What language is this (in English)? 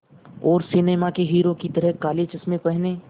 Hindi